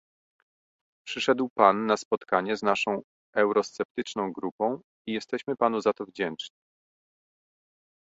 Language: Polish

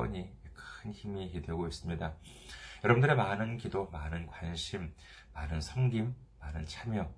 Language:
Korean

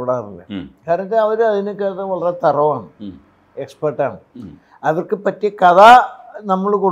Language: Malayalam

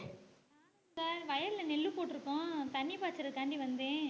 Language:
Tamil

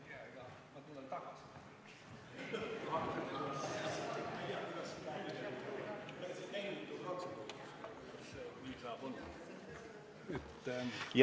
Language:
Estonian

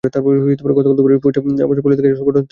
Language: Bangla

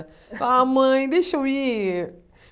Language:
Portuguese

